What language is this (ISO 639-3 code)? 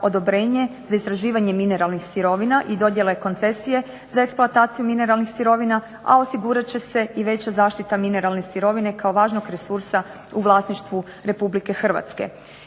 hrv